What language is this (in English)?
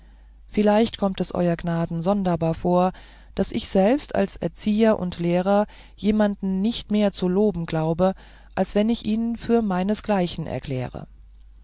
German